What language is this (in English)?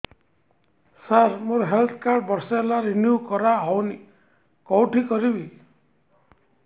Odia